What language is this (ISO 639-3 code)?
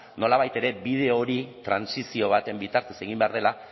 eus